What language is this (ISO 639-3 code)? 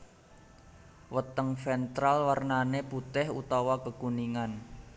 jav